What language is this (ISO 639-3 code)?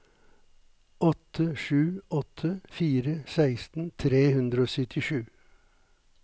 nor